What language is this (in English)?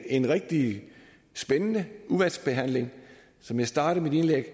Danish